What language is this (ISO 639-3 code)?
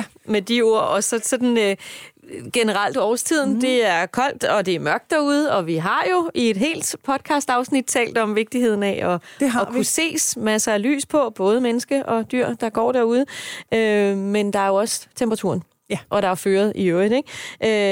dan